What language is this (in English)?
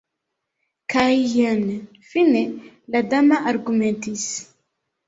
Esperanto